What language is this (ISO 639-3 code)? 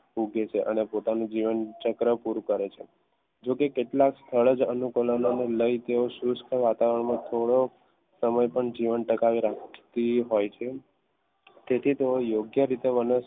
guj